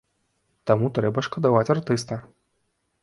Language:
Belarusian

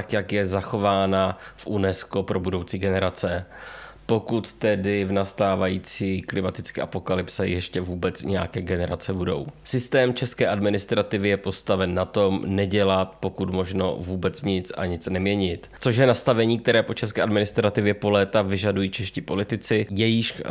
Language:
Czech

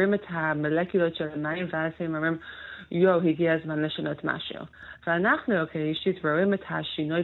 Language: Hebrew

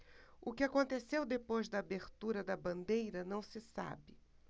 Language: Portuguese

